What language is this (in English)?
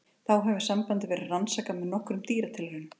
Icelandic